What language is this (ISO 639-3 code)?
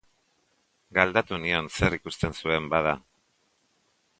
eus